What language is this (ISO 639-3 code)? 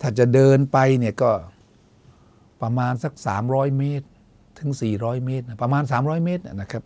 tha